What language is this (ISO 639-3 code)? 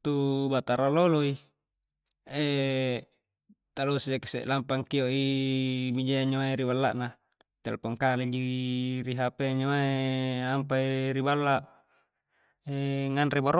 kjc